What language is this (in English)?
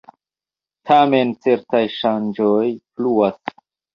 Esperanto